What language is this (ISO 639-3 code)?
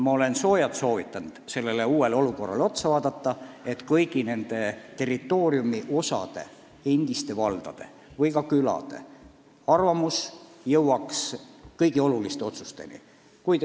est